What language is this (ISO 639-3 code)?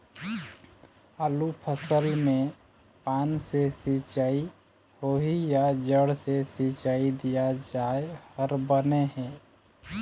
hne